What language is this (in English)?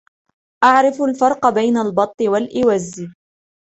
Arabic